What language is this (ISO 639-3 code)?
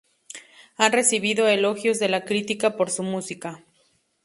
spa